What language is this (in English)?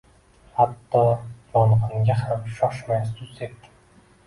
Uzbek